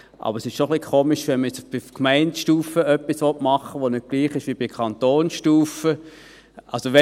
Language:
Swiss German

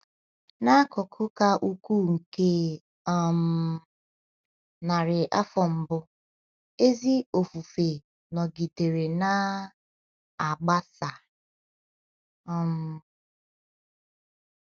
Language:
Igbo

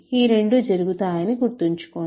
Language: Telugu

